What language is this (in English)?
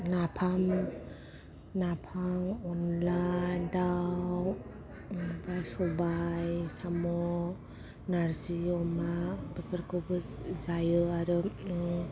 Bodo